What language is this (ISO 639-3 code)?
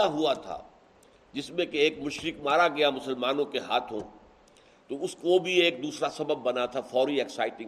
urd